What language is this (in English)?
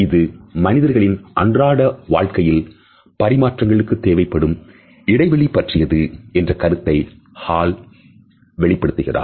Tamil